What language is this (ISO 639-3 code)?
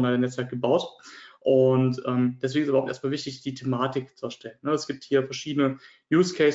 deu